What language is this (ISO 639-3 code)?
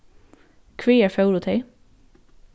fao